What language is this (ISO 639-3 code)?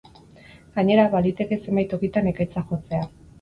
eus